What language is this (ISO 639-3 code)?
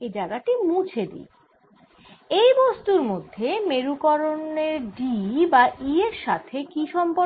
ben